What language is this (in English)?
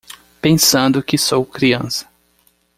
Portuguese